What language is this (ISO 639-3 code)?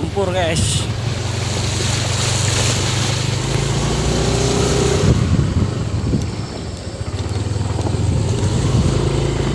ind